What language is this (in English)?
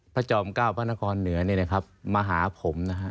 Thai